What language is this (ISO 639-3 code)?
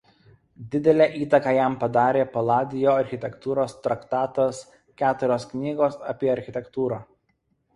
lit